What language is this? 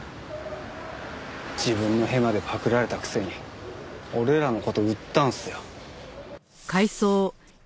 Japanese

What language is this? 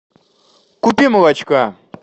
Russian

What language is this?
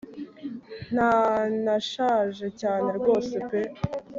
Kinyarwanda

